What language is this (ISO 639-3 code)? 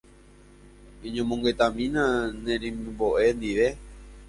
grn